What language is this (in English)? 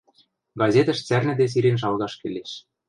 Western Mari